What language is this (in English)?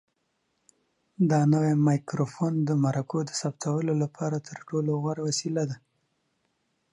Pashto